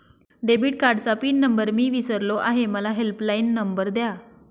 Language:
Marathi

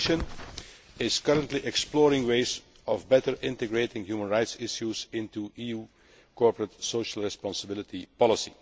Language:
English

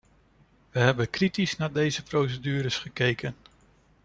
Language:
Dutch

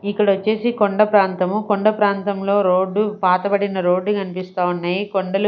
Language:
Telugu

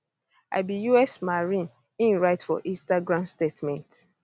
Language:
Nigerian Pidgin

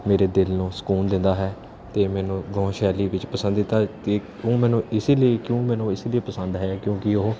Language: Punjabi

